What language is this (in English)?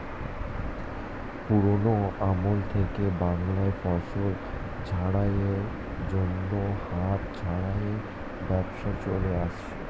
Bangla